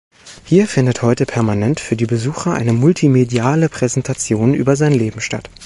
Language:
German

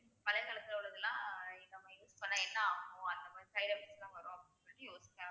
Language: Tamil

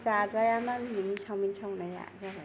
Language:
Bodo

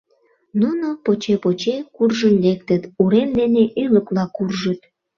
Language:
Mari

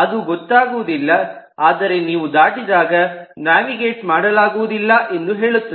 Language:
Kannada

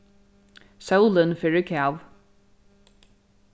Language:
Faroese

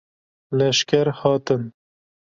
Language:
Kurdish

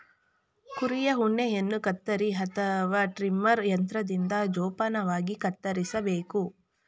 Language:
Kannada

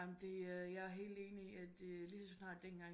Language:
Danish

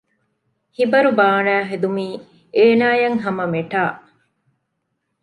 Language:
Divehi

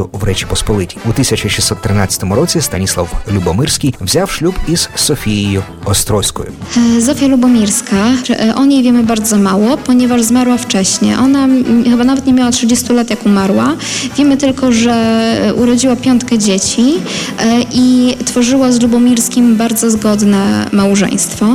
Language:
Polish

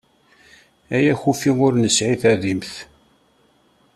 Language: Kabyle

